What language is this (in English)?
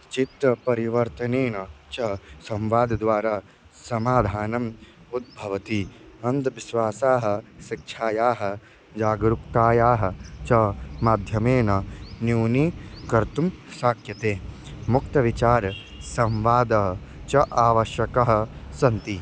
Sanskrit